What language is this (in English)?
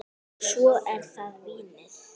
Icelandic